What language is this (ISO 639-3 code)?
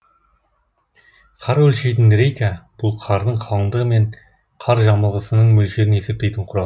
kaz